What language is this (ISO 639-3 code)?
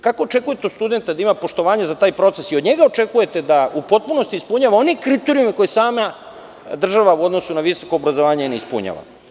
srp